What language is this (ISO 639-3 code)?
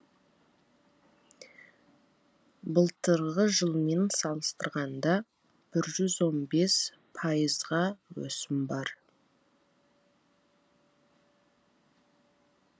kaz